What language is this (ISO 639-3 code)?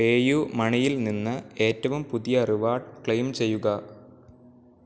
mal